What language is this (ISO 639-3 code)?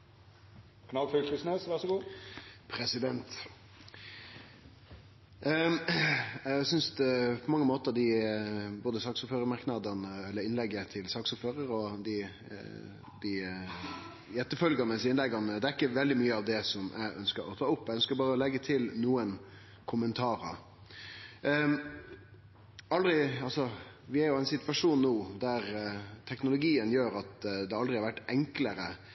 nno